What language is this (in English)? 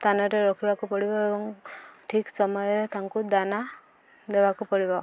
Odia